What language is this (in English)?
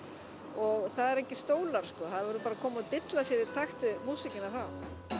Icelandic